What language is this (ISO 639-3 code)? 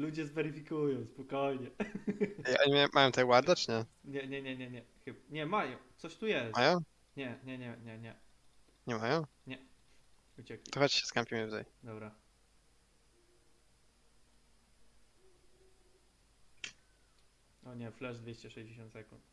pol